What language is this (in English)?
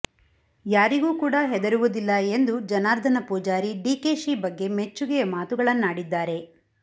Kannada